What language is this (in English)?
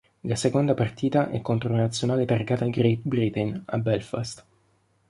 Italian